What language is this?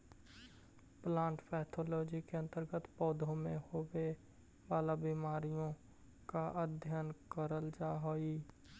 Magahi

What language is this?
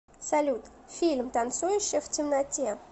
Russian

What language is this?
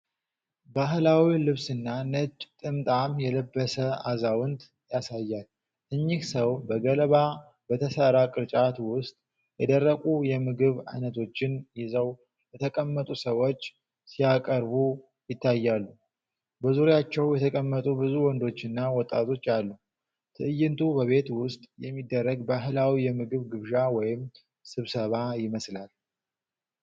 Amharic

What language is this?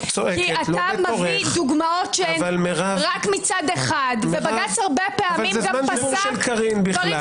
Hebrew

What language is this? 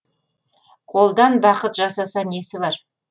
Kazakh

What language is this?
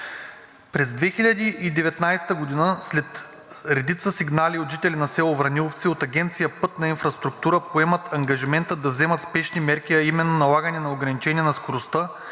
Bulgarian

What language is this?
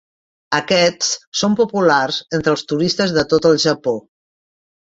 Catalan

